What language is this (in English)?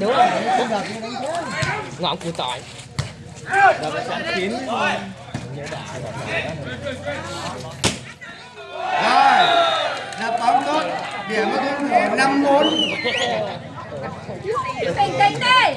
Vietnamese